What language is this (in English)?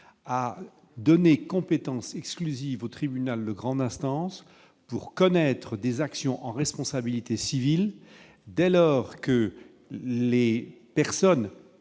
French